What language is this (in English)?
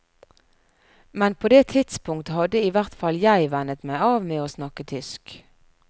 Norwegian